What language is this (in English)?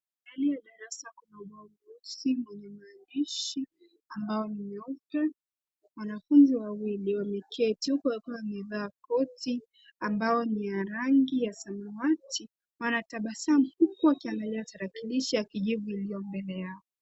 Swahili